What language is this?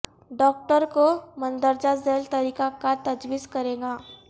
Urdu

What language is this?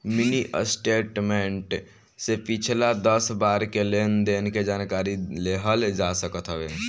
Bhojpuri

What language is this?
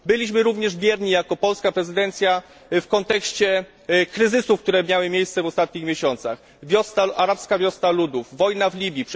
Polish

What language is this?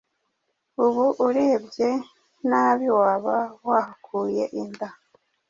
Kinyarwanda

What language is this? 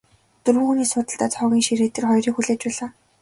Mongolian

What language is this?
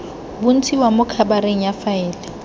Tswana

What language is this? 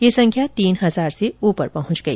Hindi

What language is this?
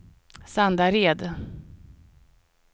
Swedish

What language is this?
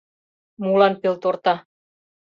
Mari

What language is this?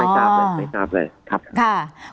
Thai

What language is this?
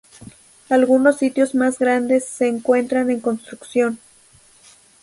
Spanish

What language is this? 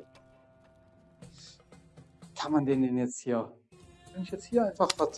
German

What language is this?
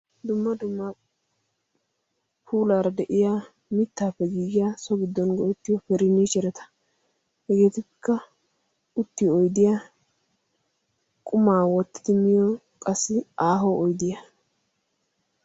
Wolaytta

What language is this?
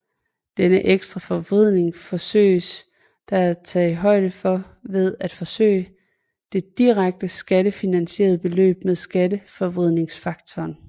Danish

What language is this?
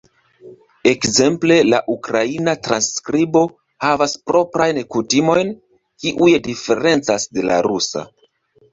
Esperanto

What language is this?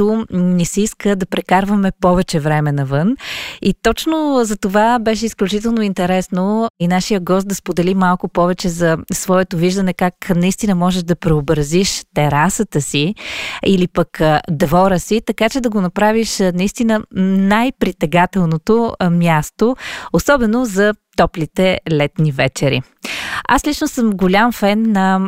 Bulgarian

